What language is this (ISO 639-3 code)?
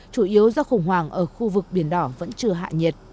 vie